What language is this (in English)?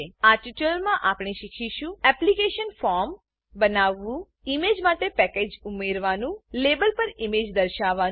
Gujarati